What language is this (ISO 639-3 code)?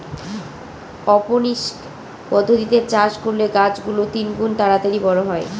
ben